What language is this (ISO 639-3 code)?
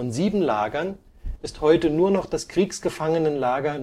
deu